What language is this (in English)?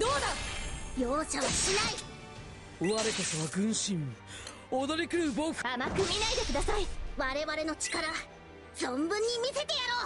Japanese